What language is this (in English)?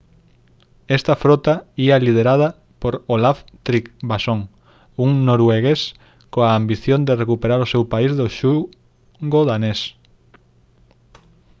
Galician